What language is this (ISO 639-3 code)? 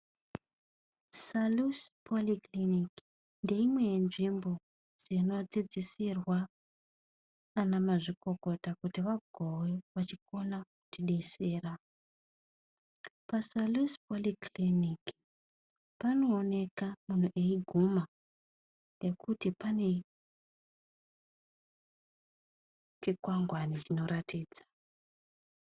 ndc